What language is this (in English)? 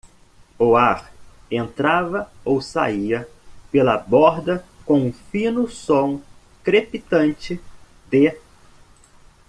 Portuguese